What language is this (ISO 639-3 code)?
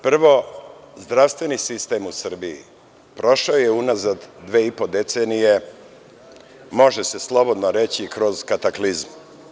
srp